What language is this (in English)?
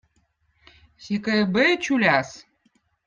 Votic